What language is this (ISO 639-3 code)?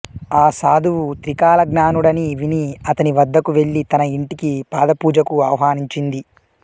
tel